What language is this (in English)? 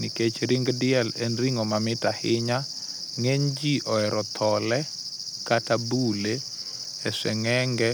Luo (Kenya and Tanzania)